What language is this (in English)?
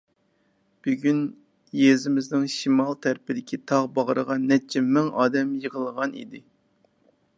Uyghur